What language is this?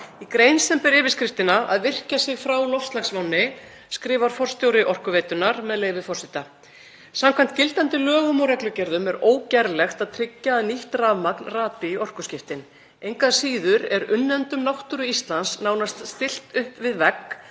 Icelandic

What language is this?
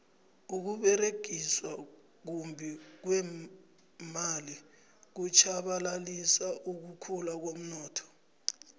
South Ndebele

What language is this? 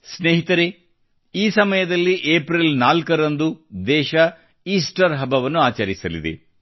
Kannada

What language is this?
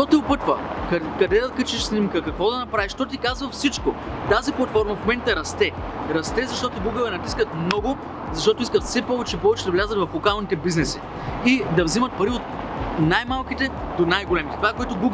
Bulgarian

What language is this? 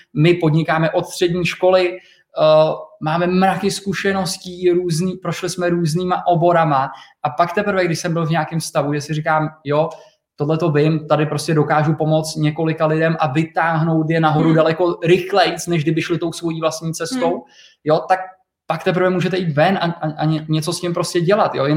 Czech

